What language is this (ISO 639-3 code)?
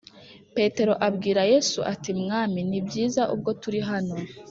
kin